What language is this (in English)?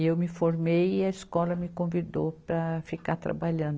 Portuguese